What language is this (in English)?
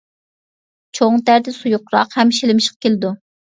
Uyghur